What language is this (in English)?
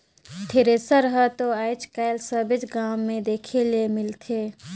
Chhattisgarhi